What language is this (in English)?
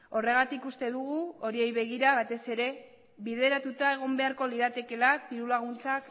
Basque